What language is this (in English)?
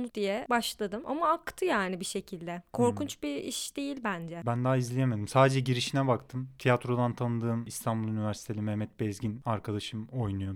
Turkish